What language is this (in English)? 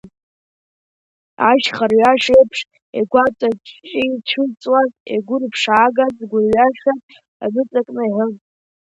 Abkhazian